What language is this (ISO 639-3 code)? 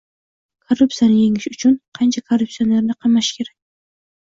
uzb